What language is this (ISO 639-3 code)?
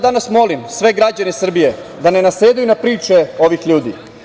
srp